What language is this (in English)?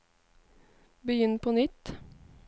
Norwegian